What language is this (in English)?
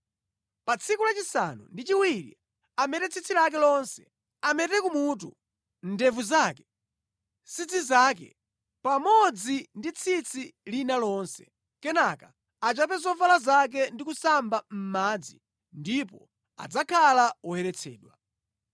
Nyanja